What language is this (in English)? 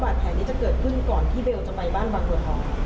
Thai